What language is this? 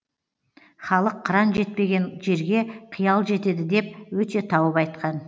Kazakh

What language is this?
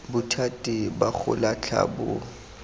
Tswana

